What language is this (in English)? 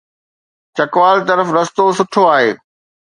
Sindhi